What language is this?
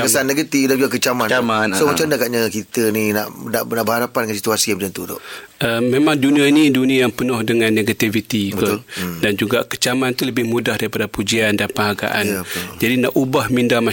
Malay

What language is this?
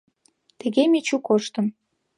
Mari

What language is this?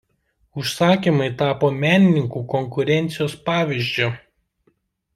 Lithuanian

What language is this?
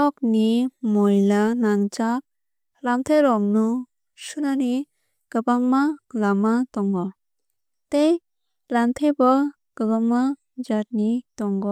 Kok Borok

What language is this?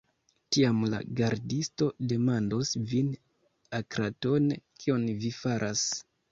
Esperanto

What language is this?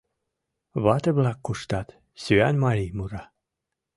Mari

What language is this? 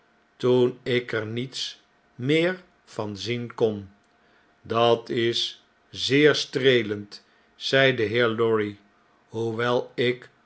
Dutch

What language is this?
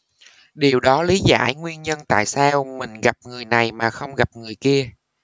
Vietnamese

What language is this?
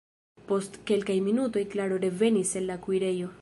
Esperanto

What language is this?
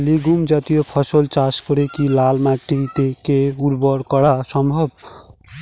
Bangla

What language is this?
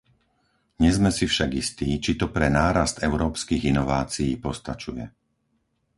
Slovak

